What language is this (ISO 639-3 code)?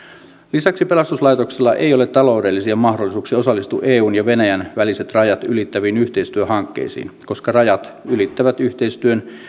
fin